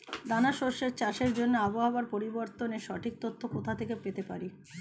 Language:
Bangla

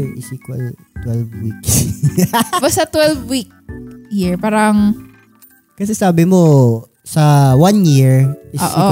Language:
Filipino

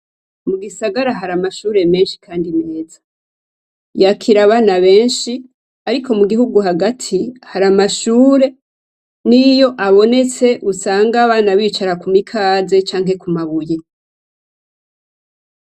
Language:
Rundi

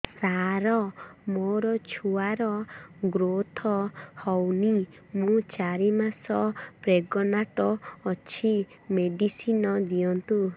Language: Odia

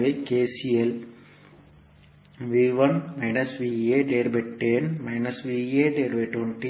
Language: Tamil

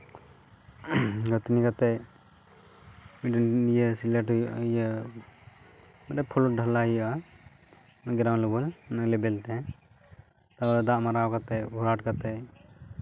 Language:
Santali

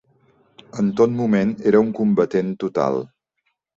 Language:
Catalan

